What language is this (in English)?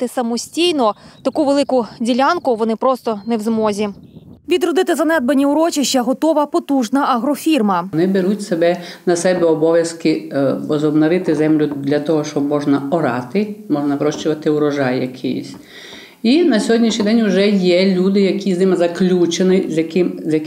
Ukrainian